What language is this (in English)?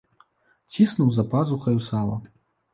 Belarusian